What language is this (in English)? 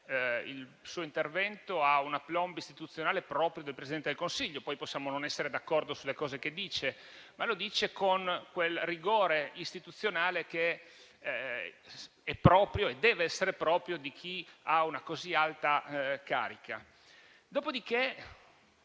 Italian